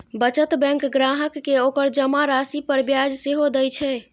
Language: Maithili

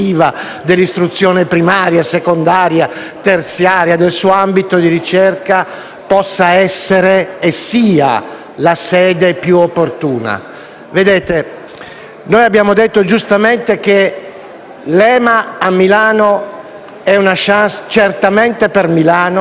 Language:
Italian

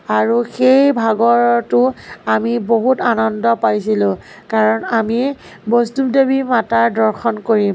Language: Assamese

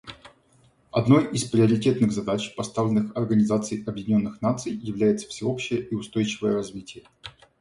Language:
Russian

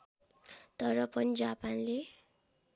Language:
Nepali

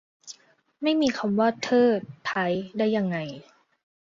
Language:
Thai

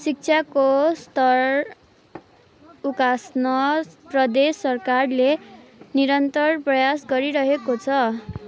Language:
Nepali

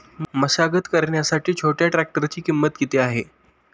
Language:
Marathi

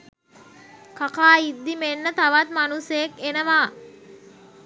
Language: Sinhala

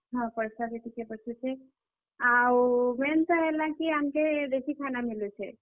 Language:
Odia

